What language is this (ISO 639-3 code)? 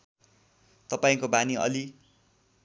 nep